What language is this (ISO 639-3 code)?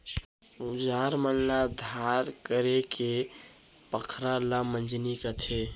hne